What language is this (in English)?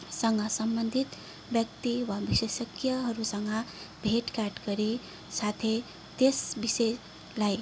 Nepali